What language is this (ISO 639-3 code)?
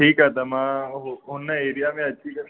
snd